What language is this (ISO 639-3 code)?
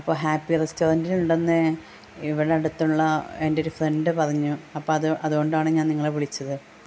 mal